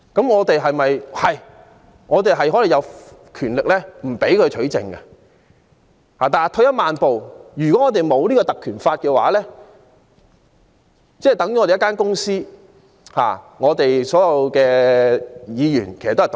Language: Cantonese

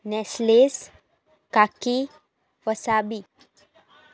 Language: Konkani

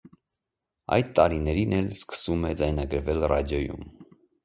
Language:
Armenian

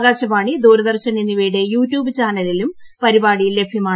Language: Malayalam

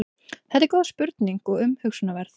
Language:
Icelandic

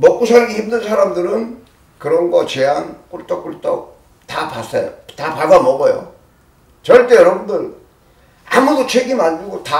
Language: Korean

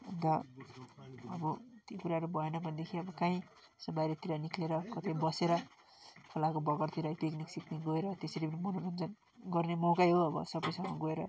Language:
Nepali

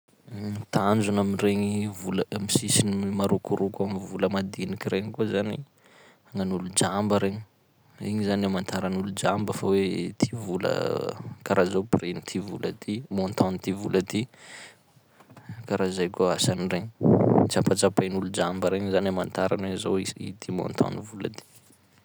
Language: Sakalava Malagasy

